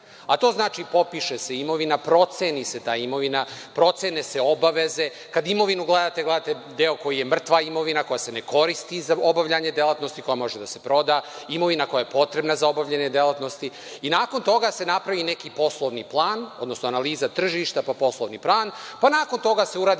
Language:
Serbian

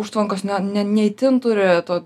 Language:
Lithuanian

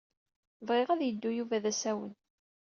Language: Kabyle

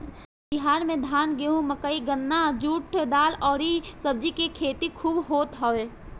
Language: Bhojpuri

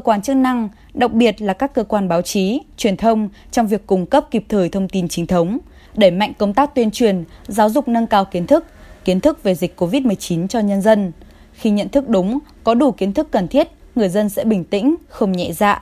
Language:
Vietnamese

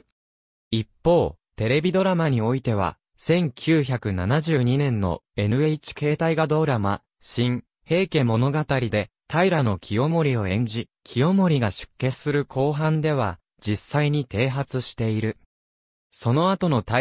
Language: Japanese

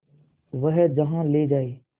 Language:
Hindi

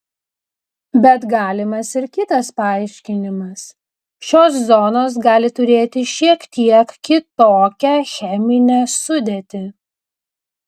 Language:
Lithuanian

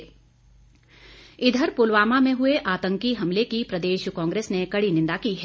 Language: Hindi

